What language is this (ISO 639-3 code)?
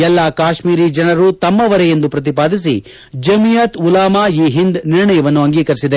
kan